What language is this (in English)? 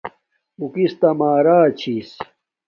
Domaaki